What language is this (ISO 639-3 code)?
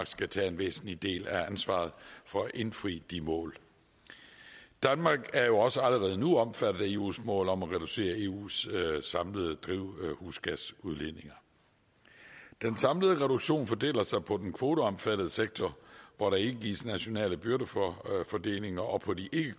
dan